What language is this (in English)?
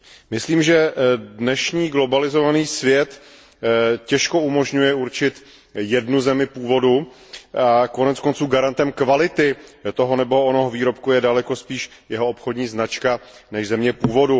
Czech